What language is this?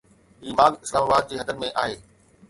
Sindhi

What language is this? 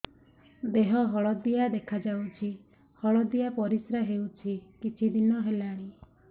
Odia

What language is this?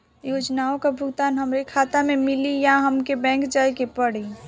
Bhojpuri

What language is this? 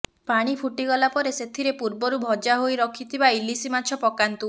Odia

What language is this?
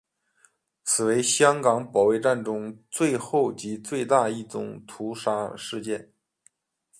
Chinese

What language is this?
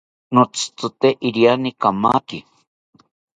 South Ucayali Ashéninka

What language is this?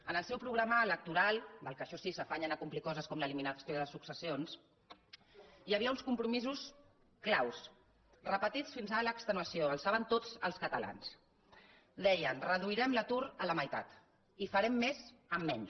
Catalan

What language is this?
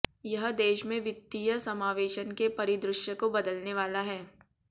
Hindi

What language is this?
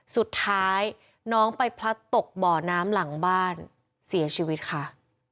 Thai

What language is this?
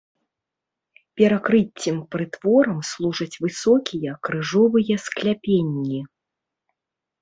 Belarusian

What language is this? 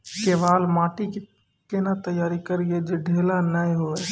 Maithili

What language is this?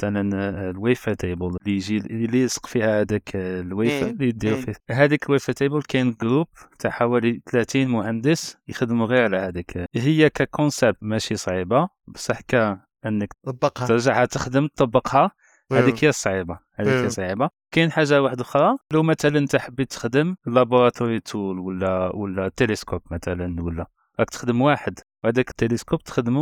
Arabic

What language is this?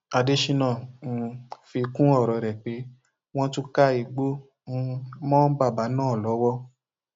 Yoruba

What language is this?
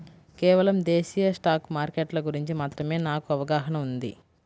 Telugu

